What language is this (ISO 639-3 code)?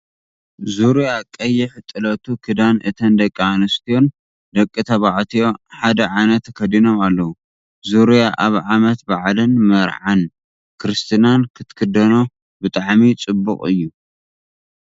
tir